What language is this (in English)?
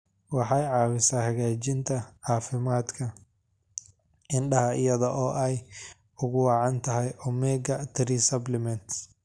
Somali